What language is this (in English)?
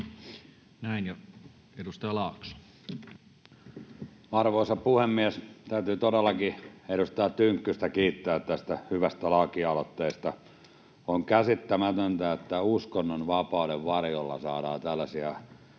Finnish